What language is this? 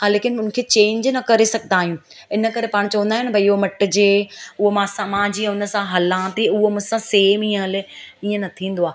Sindhi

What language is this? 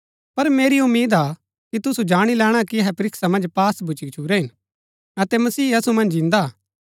Gaddi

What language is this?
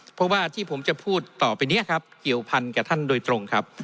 Thai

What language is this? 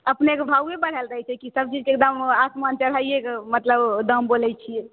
Maithili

